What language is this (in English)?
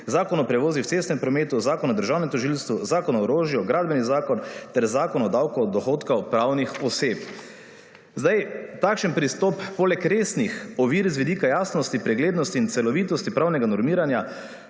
Slovenian